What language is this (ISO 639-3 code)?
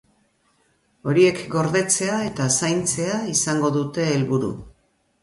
eus